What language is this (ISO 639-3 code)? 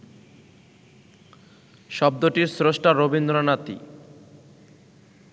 ben